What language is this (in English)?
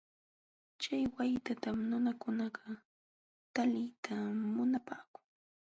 Jauja Wanca Quechua